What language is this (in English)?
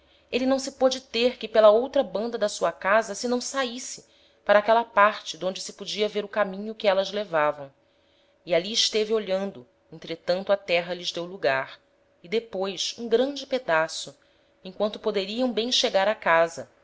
Portuguese